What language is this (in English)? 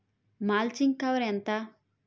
Telugu